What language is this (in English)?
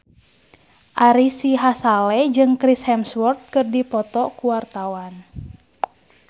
Sundanese